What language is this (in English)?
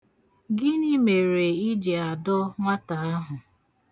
Igbo